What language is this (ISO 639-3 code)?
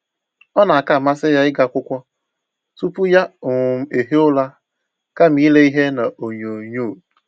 ibo